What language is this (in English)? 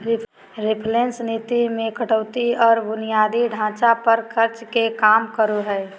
Magahi